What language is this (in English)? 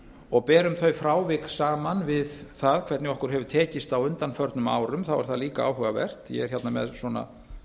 Icelandic